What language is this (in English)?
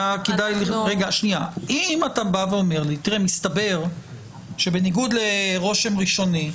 Hebrew